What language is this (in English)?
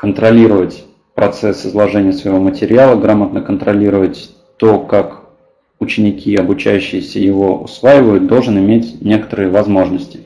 Russian